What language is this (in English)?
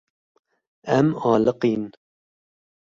Kurdish